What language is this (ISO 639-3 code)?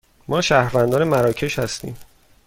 fas